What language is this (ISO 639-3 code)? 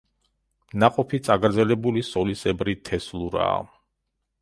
kat